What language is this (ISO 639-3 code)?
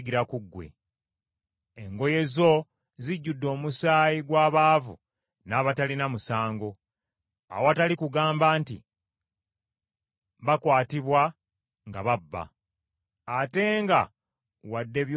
lug